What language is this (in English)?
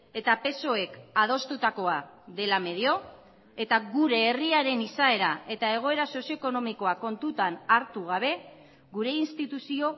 Basque